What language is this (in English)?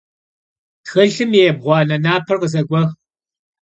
Kabardian